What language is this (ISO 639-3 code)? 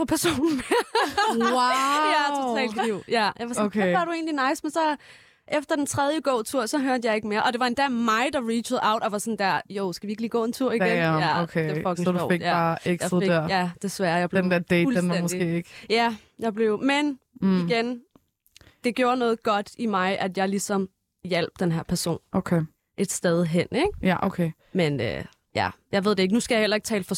dan